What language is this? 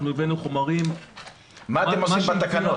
Hebrew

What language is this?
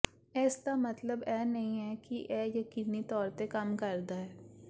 Punjabi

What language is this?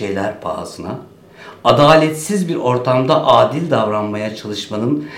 Turkish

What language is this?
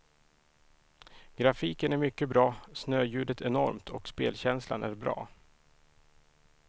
Swedish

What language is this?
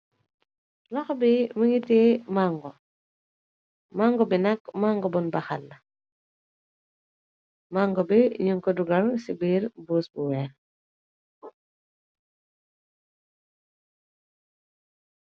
Wolof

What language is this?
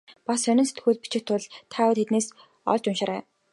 Mongolian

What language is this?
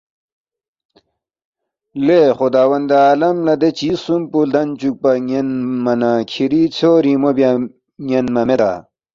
Balti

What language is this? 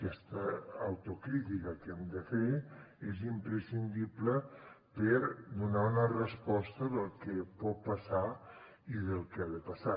Catalan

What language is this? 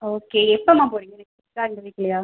Tamil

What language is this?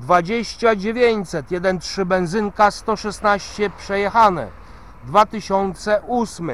Polish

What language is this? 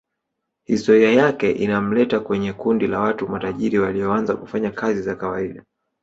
Swahili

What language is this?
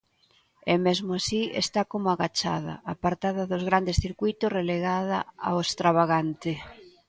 Galician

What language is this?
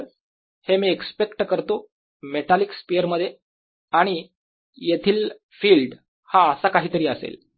Marathi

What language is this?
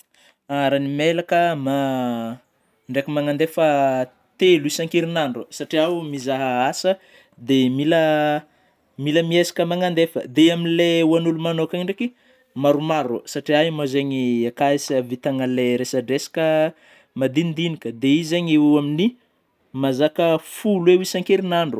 Northern Betsimisaraka Malagasy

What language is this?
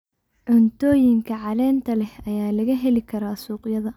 Somali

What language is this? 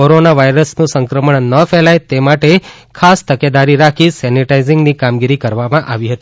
Gujarati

